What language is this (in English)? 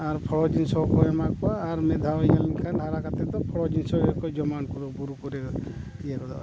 Santali